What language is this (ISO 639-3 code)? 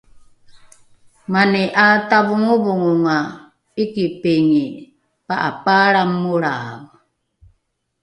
dru